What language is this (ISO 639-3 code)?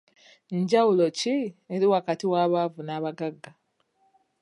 lug